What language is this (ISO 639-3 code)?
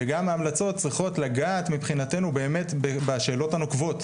heb